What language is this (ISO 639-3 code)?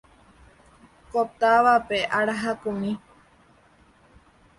grn